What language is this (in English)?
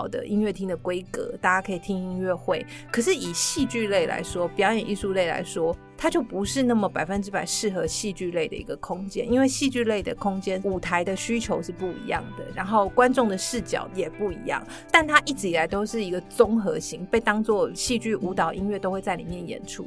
Chinese